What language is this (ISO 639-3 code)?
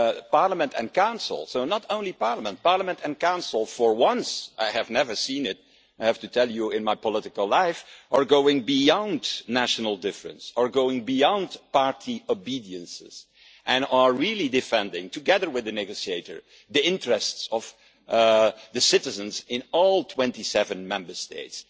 eng